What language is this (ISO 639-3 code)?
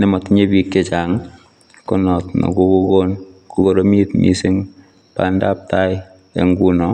kln